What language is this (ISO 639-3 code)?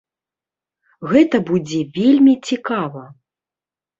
bel